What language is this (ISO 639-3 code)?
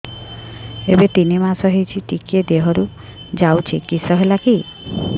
ori